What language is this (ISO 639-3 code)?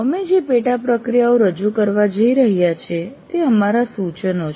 guj